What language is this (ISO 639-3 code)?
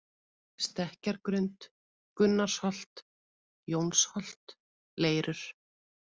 isl